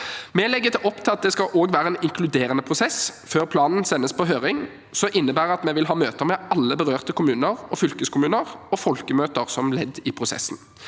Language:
Norwegian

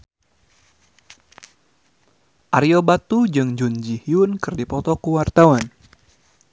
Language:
Sundanese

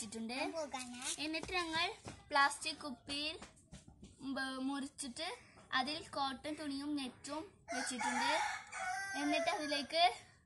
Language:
Thai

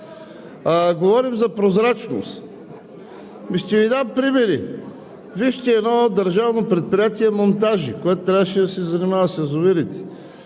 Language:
Bulgarian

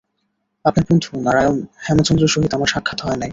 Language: Bangla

